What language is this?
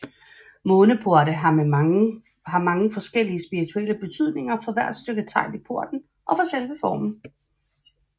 Danish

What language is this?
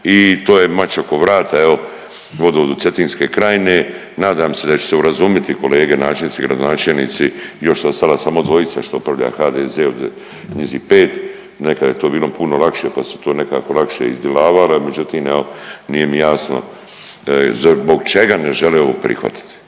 Croatian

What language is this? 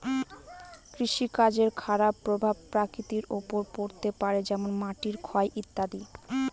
Bangla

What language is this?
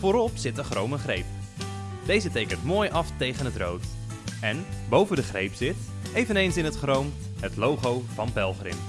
Dutch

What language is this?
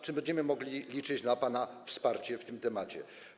Polish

